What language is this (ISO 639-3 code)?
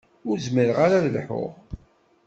kab